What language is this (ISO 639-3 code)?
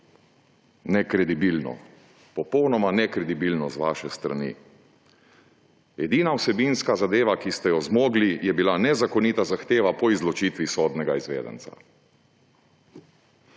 slv